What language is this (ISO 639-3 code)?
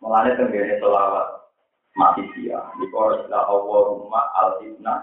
ind